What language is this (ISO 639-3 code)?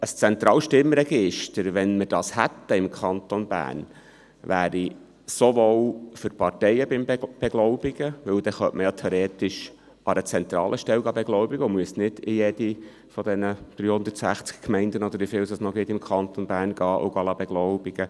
gsw